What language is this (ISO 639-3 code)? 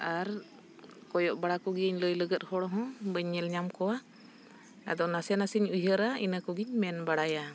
sat